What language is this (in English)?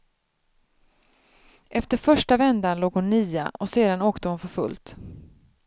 Swedish